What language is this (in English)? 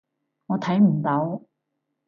Cantonese